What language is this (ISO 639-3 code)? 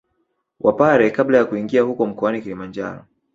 swa